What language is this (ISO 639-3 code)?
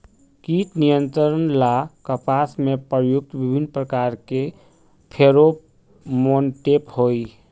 mag